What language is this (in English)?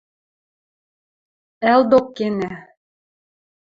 Western Mari